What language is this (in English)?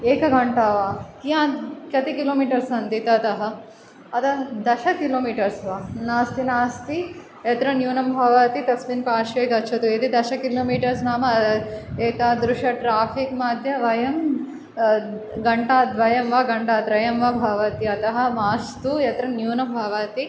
Sanskrit